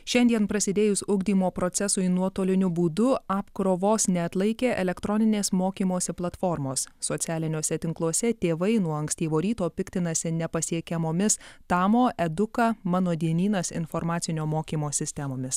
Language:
Lithuanian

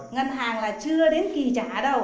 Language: Vietnamese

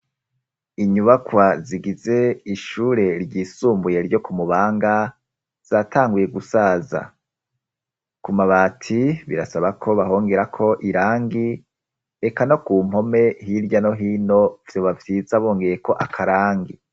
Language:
Rundi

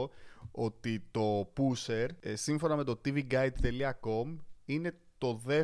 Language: Greek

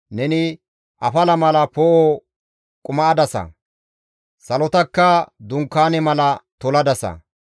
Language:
Gamo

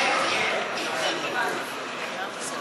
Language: Hebrew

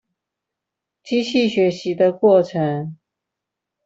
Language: Chinese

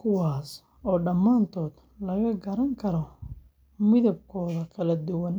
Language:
Somali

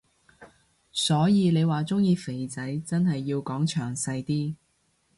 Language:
Cantonese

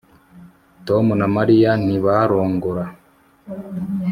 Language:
Kinyarwanda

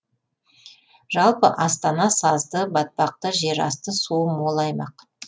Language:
Kazakh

